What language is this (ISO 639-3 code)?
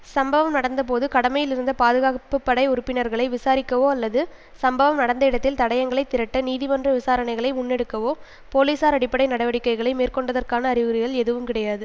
tam